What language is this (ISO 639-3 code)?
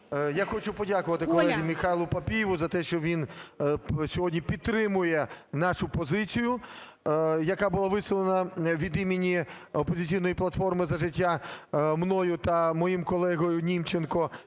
ukr